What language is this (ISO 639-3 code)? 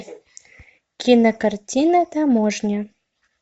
rus